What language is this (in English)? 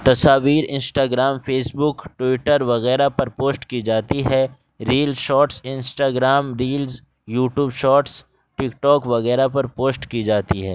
Urdu